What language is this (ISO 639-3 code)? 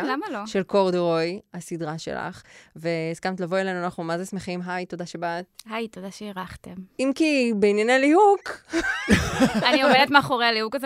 heb